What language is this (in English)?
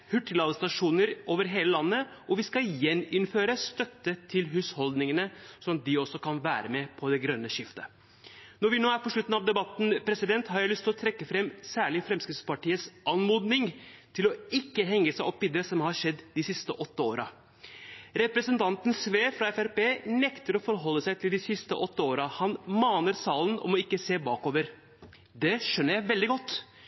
Norwegian Bokmål